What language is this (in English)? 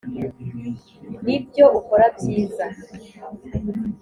Kinyarwanda